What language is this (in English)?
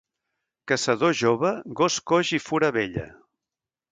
Catalan